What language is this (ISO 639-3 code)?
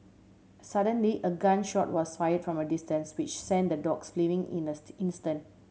eng